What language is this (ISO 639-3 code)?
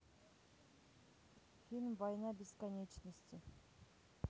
rus